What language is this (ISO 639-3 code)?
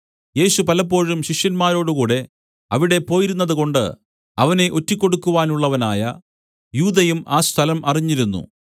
mal